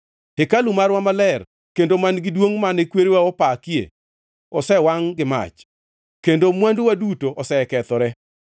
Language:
Luo (Kenya and Tanzania)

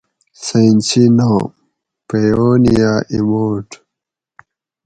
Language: Gawri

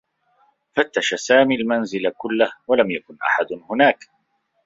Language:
Arabic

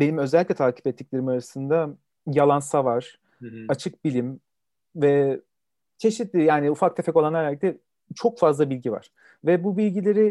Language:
Turkish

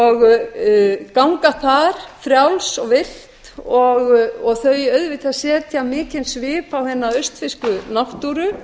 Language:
Icelandic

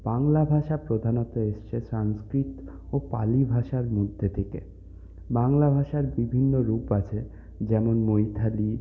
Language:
Bangla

